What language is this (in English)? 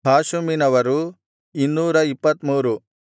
Kannada